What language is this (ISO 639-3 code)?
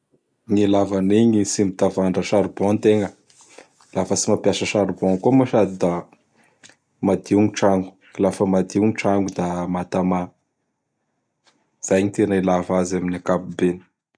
bhr